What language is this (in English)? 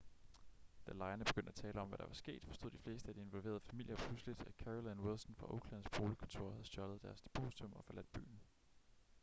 Danish